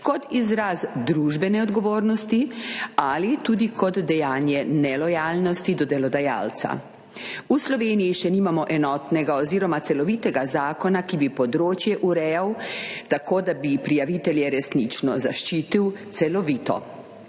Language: Slovenian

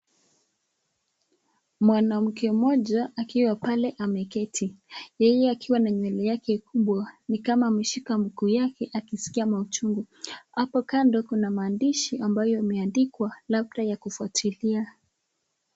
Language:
Swahili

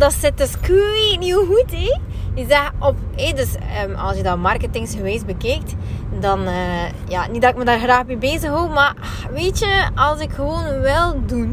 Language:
Dutch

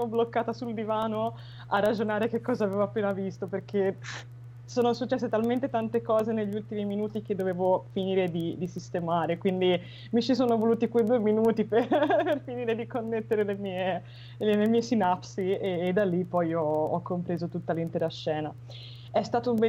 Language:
Italian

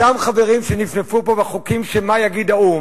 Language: Hebrew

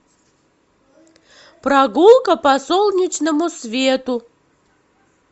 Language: Russian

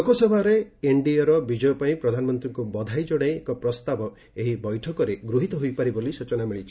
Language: Odia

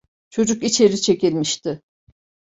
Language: Turkish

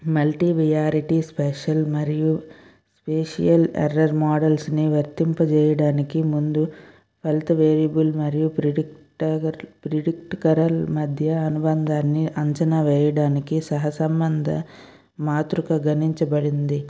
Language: Telugu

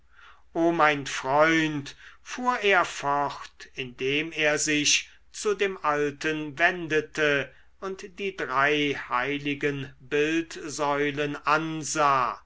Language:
German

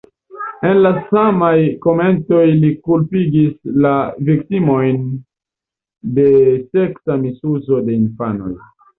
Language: Esperanto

